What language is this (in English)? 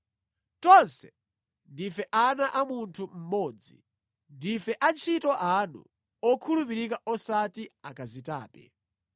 Nyanja